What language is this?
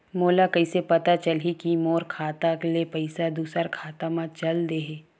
Chhattisgarhi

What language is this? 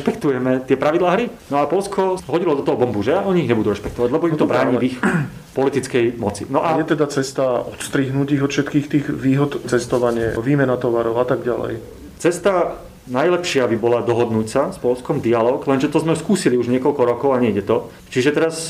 Slovak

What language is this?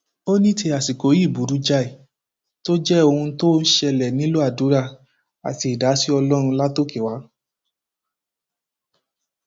Yoruba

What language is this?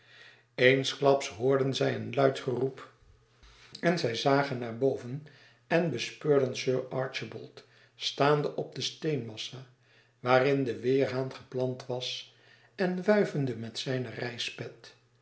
Dutch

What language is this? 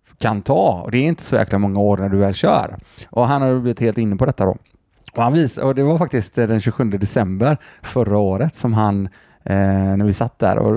Swedish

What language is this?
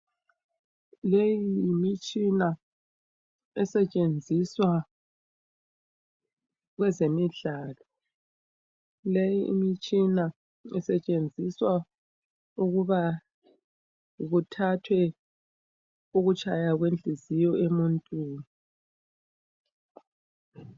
North Ndebele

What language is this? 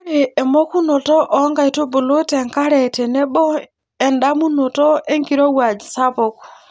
Masai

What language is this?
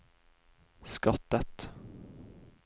Norwegian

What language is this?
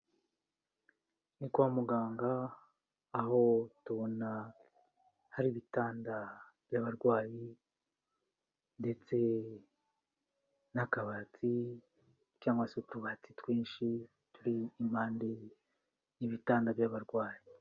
Kinyarwanda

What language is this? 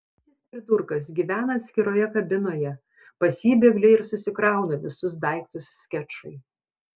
Lithuanian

